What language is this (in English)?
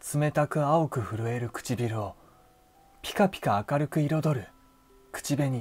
Japanese